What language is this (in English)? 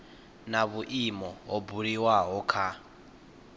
Venda